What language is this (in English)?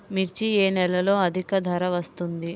Telugu